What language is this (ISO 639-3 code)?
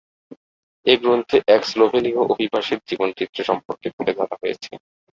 ben